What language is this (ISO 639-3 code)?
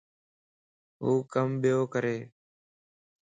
lss